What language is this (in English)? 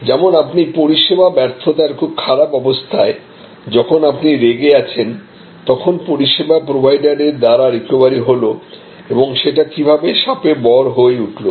Bangla